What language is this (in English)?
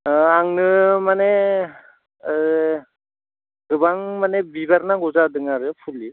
Bodo